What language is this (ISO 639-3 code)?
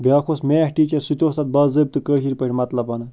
kas